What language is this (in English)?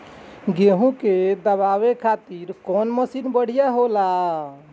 Bhojpuri